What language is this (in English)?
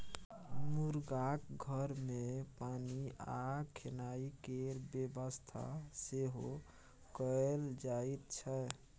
Maithili